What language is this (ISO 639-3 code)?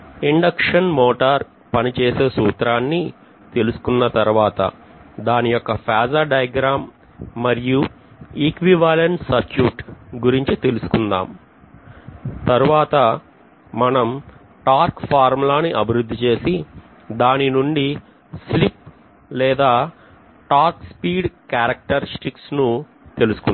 tel